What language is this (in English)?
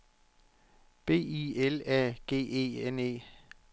Danish